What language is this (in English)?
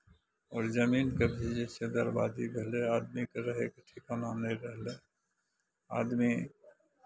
Maithili